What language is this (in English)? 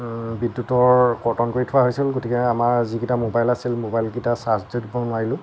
Assamese